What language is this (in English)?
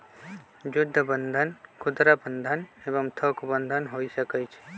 Magahi